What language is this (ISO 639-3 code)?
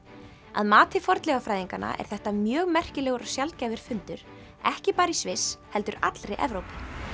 isl